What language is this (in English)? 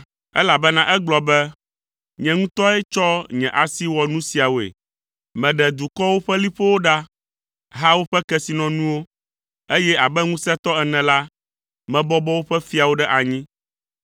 Ewe